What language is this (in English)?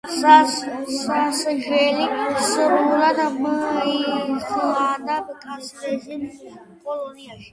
Georgian